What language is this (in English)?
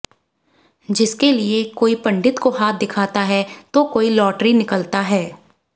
Hindi